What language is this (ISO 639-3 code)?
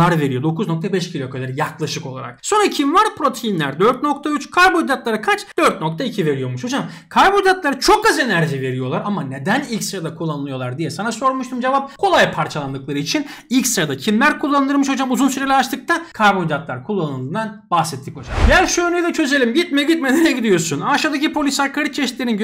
tur